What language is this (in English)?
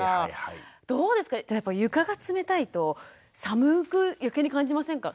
Japanese